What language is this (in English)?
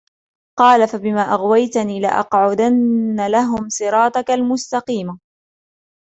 Arabic